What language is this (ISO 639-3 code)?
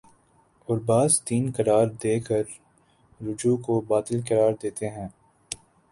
urd